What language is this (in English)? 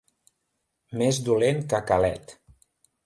Catalan